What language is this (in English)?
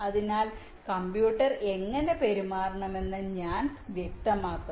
Malayalam